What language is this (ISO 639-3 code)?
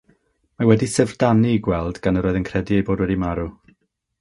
cym